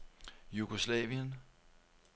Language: Danish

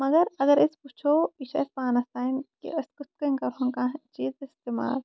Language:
Kashmiri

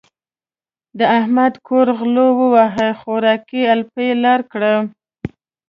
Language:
Pashto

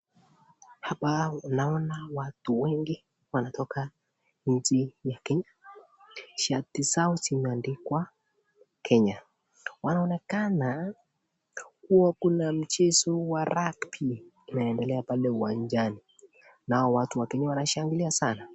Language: Swahili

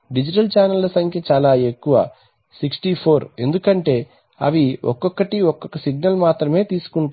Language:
Telugu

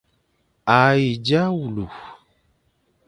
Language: Fang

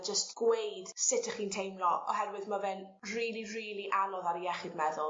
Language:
Welsh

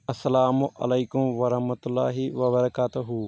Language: Kashmiri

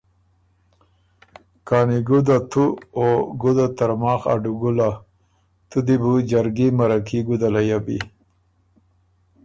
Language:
Ormuri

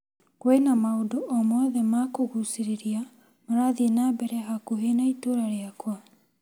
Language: Kikuyu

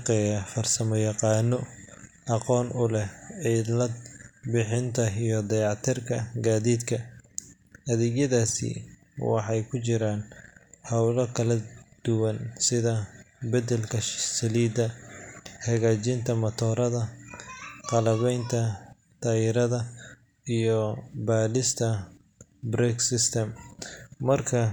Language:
Somali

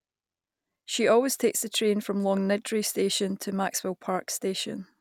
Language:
English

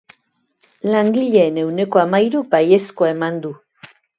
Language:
Basque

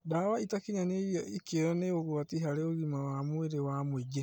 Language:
Kikuyu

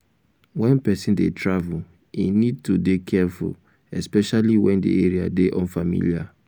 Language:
Nigerian Pidgin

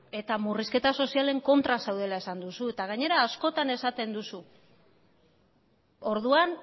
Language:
Basque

